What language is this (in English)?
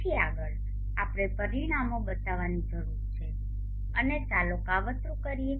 Gujarati